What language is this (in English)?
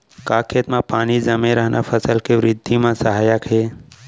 Chhattisgarhi